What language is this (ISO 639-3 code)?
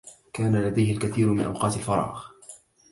ara